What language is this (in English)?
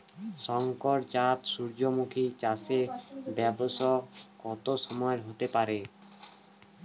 Bangla